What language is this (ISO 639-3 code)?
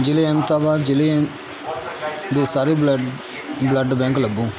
pan